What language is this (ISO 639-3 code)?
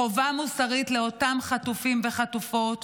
heb